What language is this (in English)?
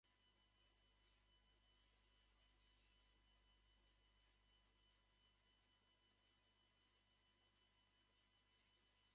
Japanese